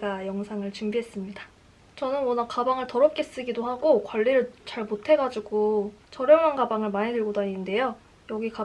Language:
Korean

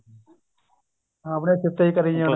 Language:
Punjabi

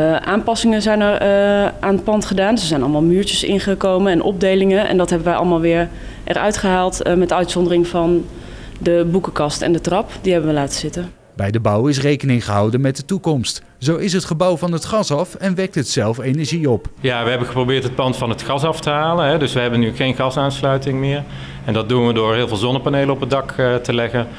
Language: Dutch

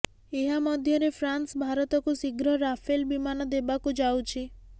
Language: Odia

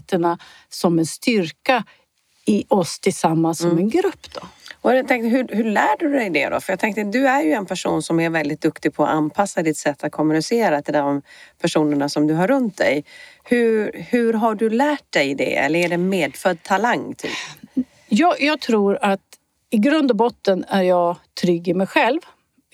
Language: Swedish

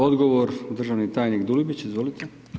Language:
Croatian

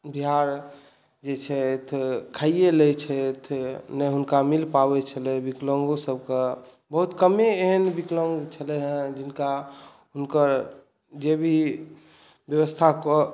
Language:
Maithili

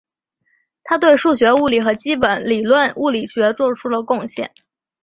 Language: Chinese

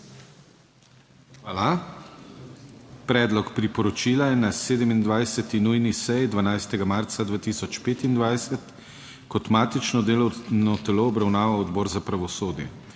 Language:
Slovenian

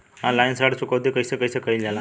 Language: Bhojpuri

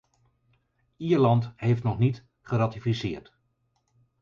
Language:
Dutch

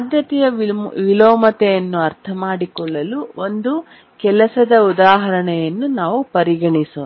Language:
Kannada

